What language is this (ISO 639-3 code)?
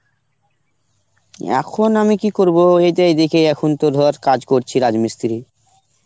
ben